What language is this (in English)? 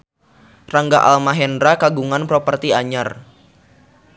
Sundanese